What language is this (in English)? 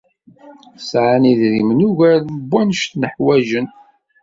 Kabyle